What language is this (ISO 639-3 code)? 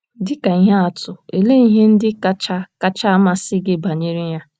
ibo